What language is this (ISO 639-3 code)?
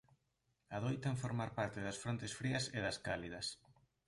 glg